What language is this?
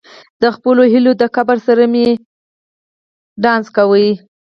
Pashto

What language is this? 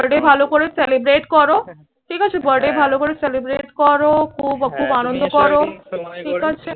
Bangla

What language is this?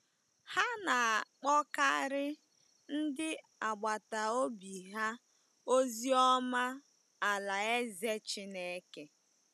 Igbo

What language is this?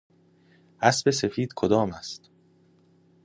Persian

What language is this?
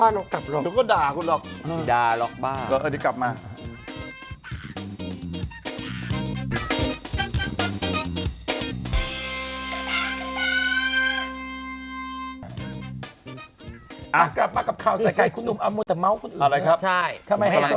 Thai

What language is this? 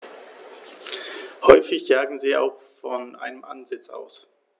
German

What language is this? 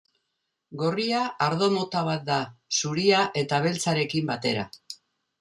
Basque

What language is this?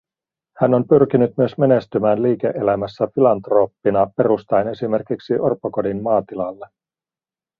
Finnish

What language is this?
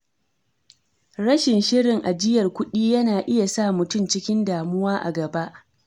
Hausa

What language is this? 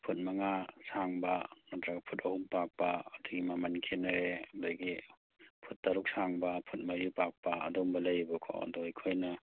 Manipuri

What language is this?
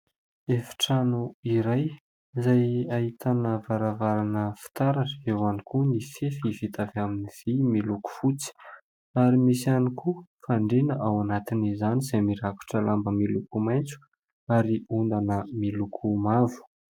Malagasy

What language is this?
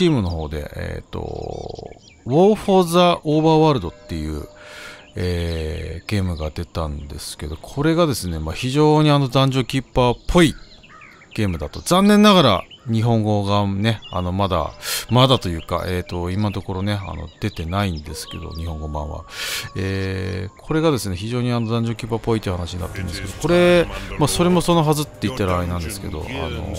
Japanese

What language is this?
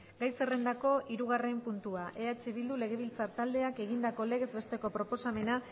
Basque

